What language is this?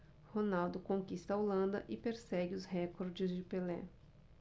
Portuguese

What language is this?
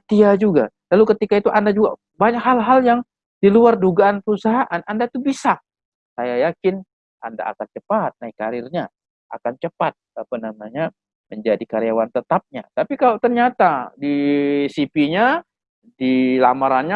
Indonesian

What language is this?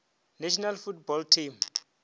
Northern Sotho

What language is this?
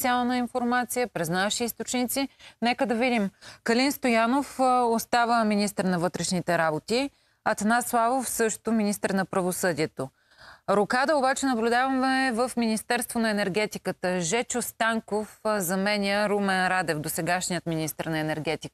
Bulgarian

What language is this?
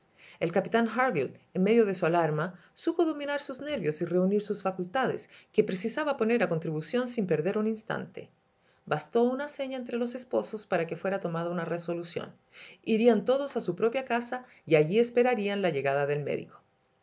Spanish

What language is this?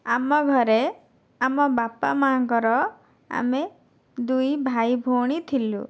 Odia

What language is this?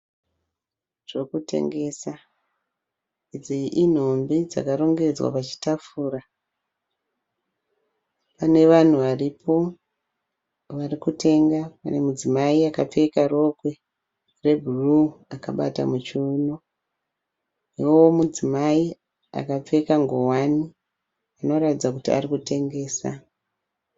Shona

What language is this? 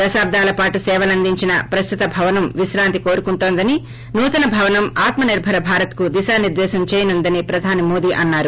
Telugu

